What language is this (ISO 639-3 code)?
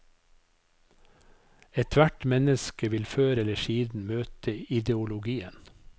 nor